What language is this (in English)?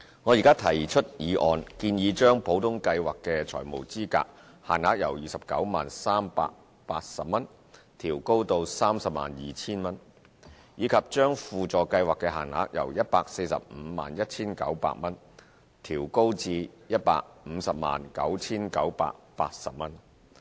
Cantonese